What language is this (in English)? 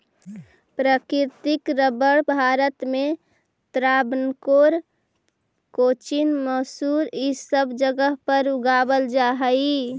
Magahi